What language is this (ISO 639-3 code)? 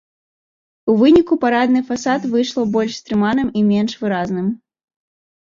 bel